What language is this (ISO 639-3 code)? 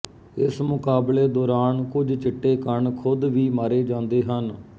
pan